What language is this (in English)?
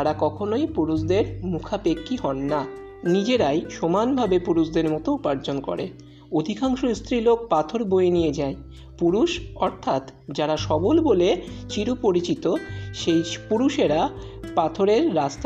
Bangla